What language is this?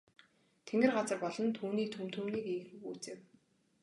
Mongolian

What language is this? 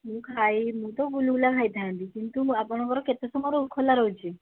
Odia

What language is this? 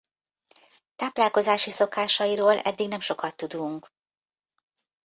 Hungarian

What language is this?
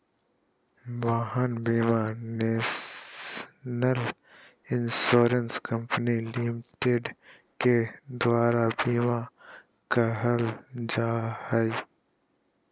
Magahi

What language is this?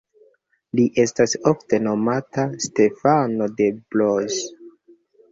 Esperanto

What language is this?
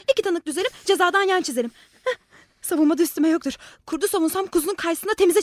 Turkish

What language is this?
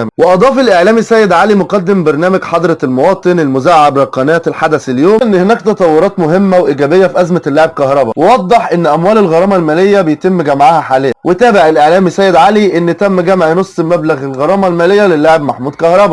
Arabic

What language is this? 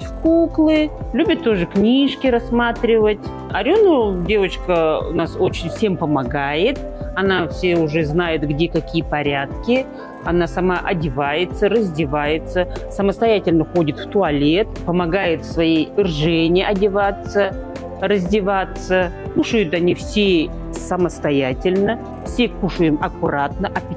Russian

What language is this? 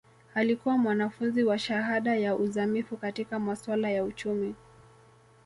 Swahili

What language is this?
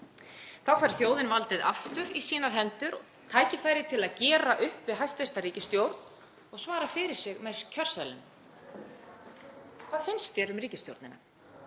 Icelandic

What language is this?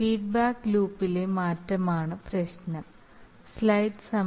Malayalam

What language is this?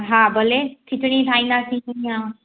Sindhi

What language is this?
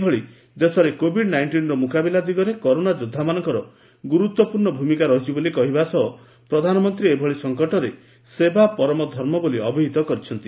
Odia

